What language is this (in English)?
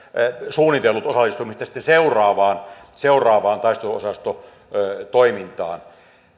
Finnish